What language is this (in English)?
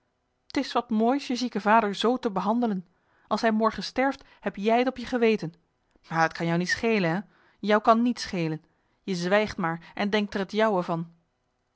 Dutch